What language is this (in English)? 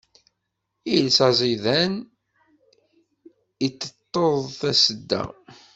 Kabyle